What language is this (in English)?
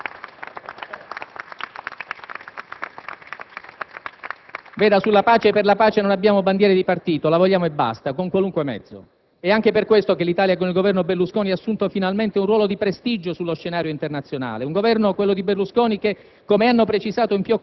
Italian